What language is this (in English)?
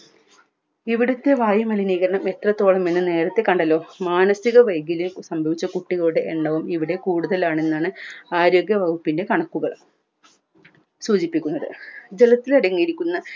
Malayalam